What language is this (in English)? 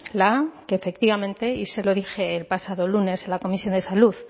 Spanish